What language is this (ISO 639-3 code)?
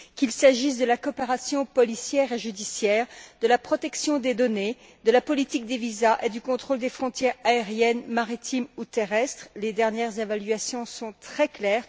fra